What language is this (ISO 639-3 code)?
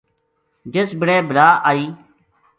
gju